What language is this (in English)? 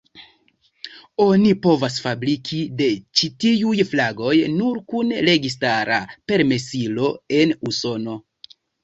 Esperanto